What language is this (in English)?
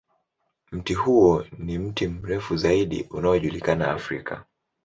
Swahili